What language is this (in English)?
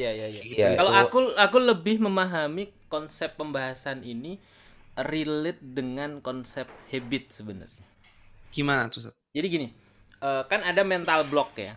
Indonesian